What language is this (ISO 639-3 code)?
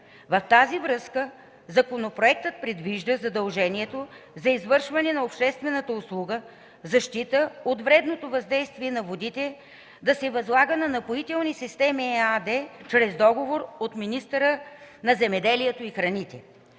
bul